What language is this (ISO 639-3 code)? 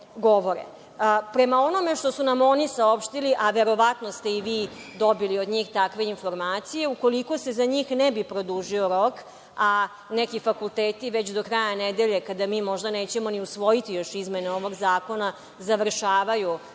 srp